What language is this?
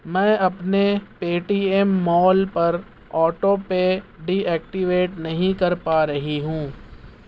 Urdu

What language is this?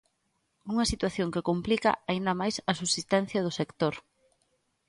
Galician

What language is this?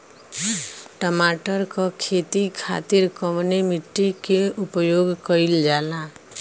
Bhojpuri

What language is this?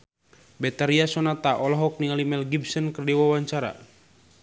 Sundanese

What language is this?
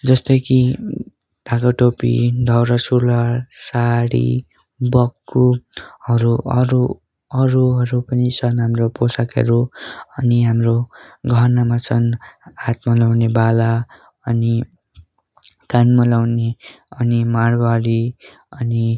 Nepali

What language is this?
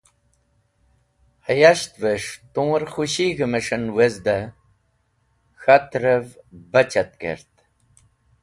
Wakhi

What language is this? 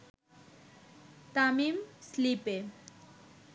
Bangla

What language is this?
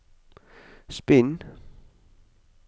Norwegian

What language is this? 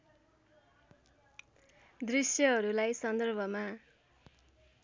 Nepali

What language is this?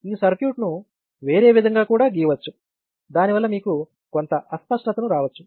Telugu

